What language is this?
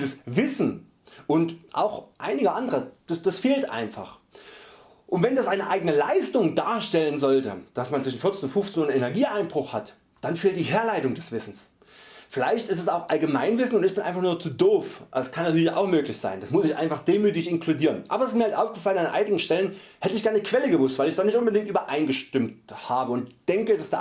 German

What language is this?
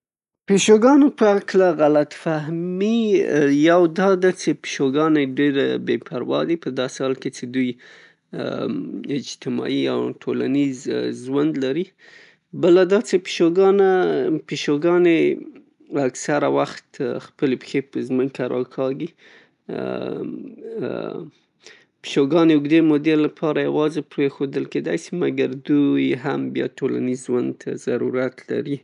Pashto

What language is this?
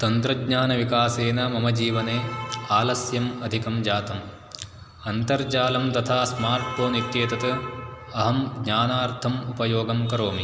Sanskrit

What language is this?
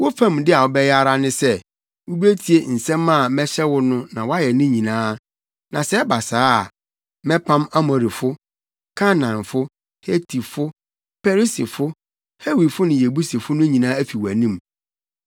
Akan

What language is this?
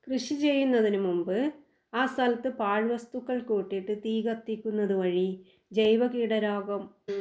Malayalam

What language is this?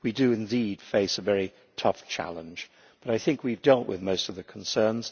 English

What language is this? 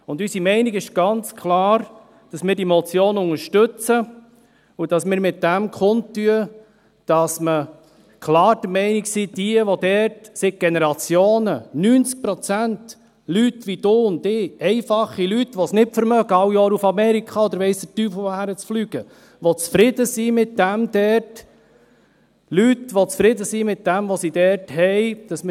Swiss German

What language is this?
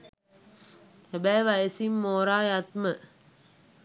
Sinhala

